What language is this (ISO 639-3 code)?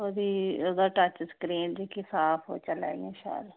doi